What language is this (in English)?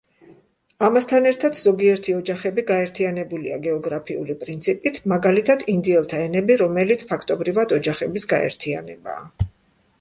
Georgian